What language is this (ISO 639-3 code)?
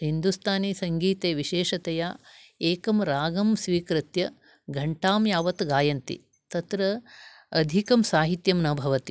san